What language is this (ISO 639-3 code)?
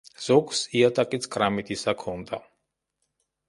kat